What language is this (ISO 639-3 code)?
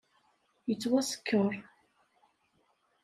kab